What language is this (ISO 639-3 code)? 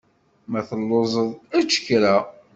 kab